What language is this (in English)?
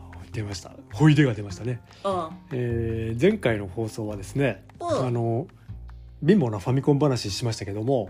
Japanese